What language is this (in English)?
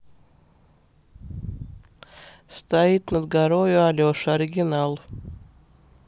Russian